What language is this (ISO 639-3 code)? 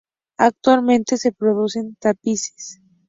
spa